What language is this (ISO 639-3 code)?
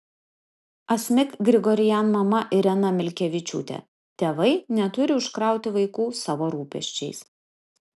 lit